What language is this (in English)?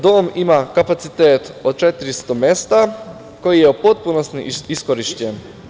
Serbian